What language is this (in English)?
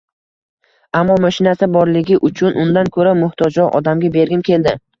Uzbek